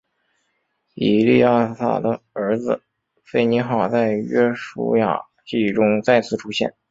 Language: Chinese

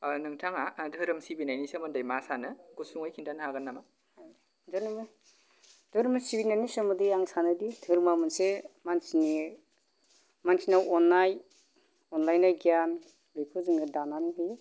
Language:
Bodo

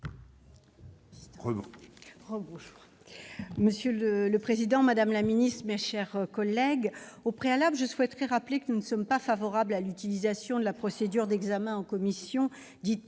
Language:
French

